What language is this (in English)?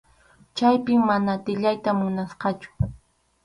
Arequipa-La Unión Quechua